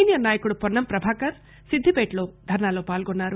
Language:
Telugu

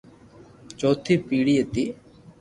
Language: Loarki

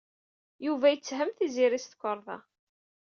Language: Kabyle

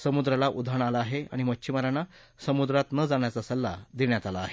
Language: Marathi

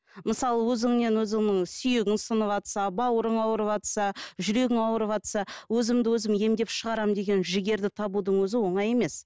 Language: Kazakh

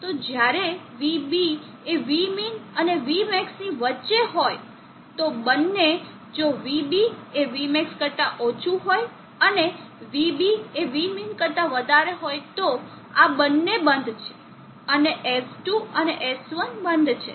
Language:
Gujarati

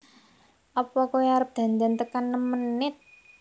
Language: Javanese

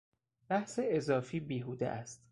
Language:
Persian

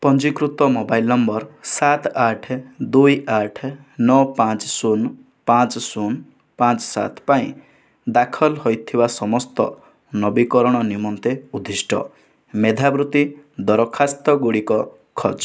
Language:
Odia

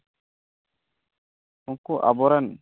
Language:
Santali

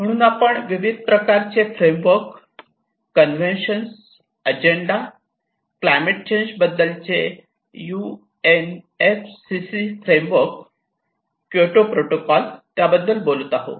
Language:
Marathi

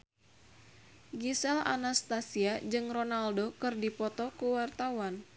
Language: Sundanese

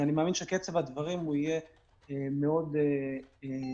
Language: Hebrew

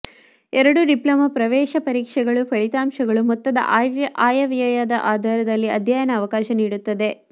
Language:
Kannada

